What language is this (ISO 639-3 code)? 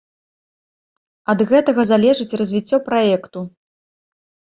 bel